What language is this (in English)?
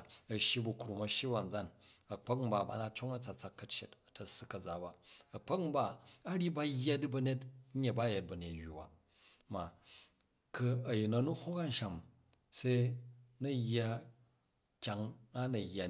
Jju